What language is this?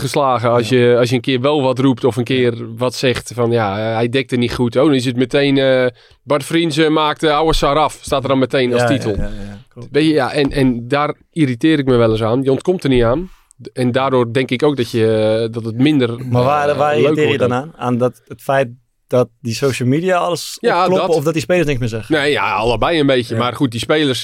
Dutch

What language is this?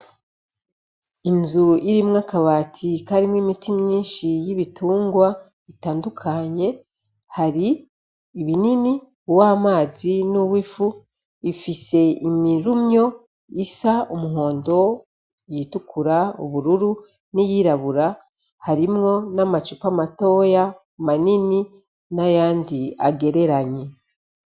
Rundi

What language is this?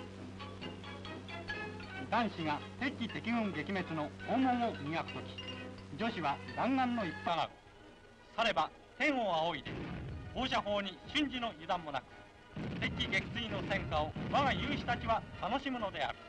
Japanese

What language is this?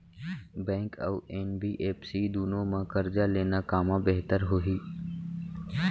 Chhattisgarhi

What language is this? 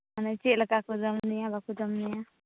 Santali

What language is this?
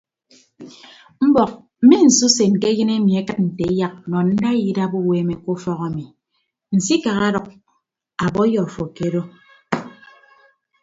Ibibio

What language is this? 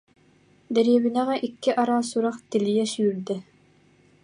Yakut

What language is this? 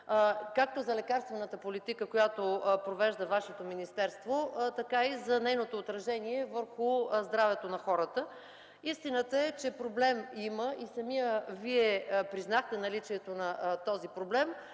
Bulgarian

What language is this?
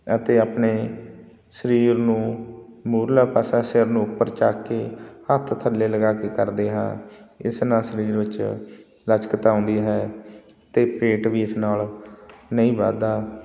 Punjabi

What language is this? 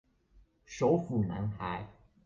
Chinese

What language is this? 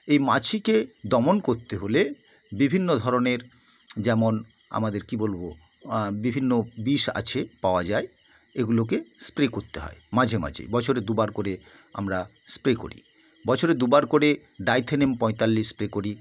Bangla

